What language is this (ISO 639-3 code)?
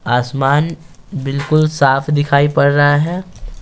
hin